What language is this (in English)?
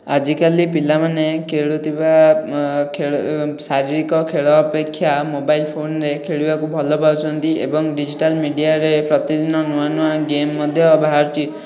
Odia